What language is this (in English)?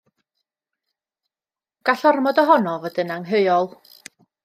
Welsh